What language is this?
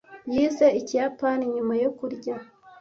Kinyarwanda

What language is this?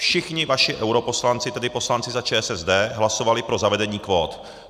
Czech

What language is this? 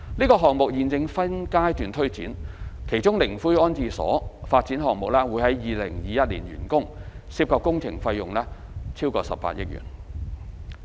Cantonese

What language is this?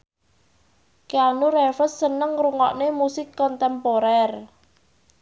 Javanese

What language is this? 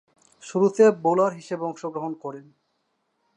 Bangla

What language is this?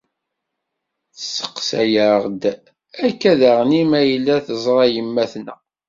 Kabyle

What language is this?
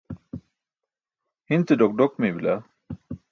Burushaski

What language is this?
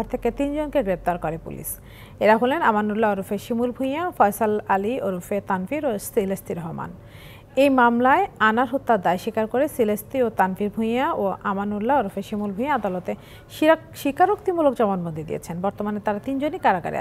Bangla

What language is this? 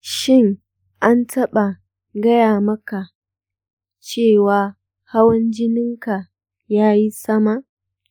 Hausa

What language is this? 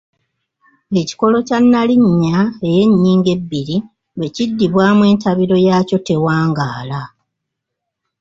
Ganda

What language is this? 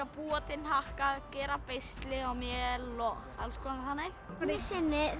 Icelandic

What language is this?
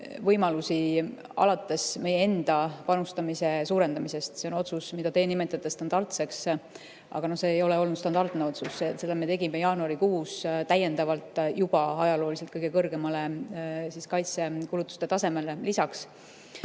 Estonian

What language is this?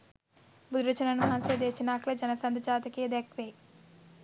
Sinhala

